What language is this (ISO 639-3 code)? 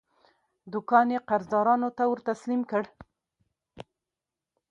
pus